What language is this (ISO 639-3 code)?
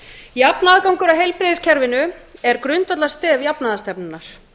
isl